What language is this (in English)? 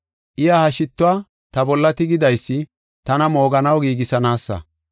Gofa